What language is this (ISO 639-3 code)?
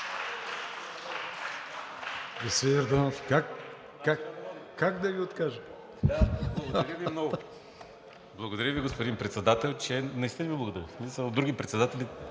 bul